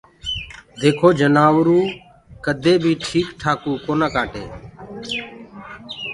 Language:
Gurgula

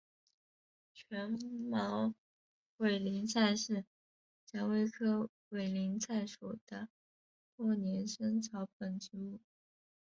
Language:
Chinese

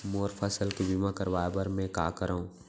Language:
Chhattisgarhi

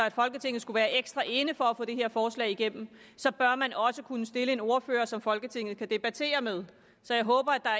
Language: Danish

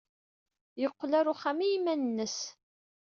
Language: Kabyle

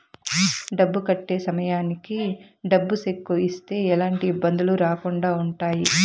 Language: Telugu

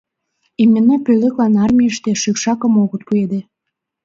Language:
Mari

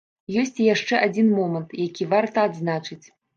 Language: Belarusian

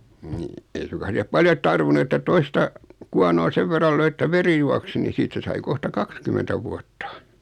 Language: Finnish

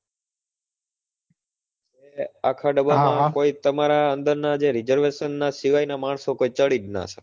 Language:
Gujarati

